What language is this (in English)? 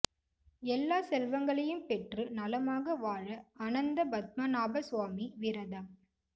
Tamil